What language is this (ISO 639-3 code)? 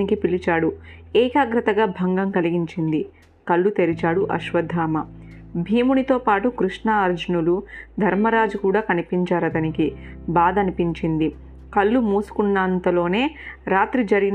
tel